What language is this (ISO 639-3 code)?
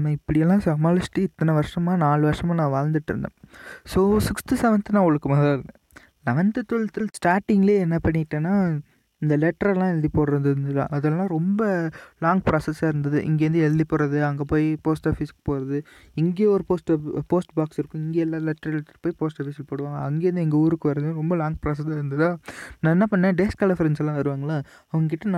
tam